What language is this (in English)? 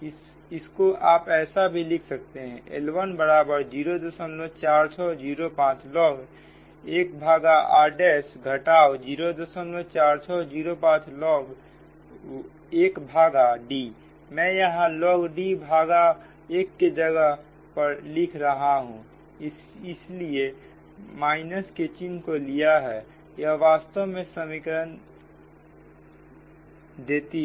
Hindi